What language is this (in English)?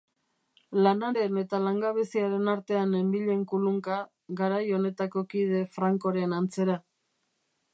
Basque